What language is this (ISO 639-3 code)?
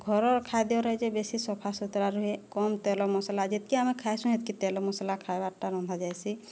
ori